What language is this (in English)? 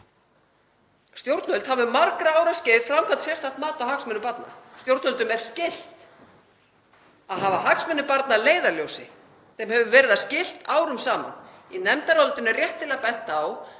Icelandic